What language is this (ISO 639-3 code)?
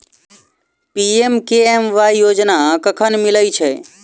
mai